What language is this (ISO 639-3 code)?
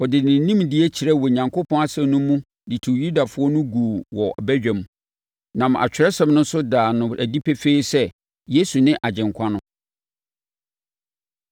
aka